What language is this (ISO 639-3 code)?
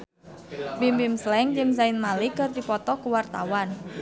sun